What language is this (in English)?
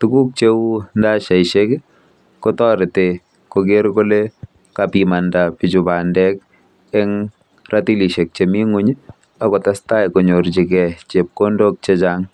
Kalenjin